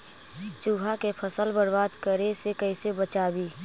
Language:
Magahi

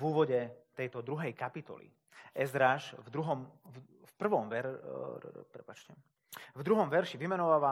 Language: Slovak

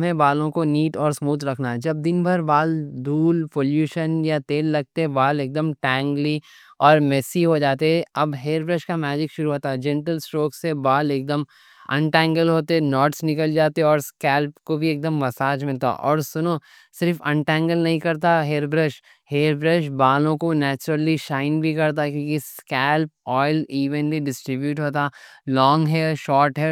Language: Deccan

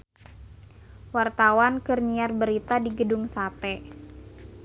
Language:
Sundanese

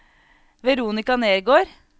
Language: Norwegian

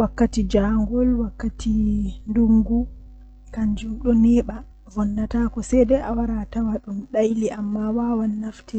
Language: Western Niger Fulfulde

